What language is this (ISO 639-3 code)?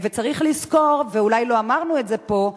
heb